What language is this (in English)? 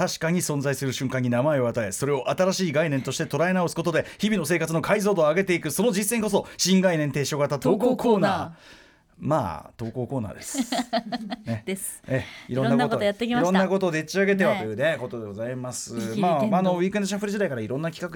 Japanese